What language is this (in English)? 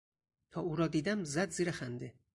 Persian